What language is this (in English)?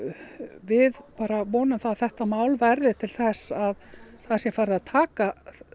Icelandic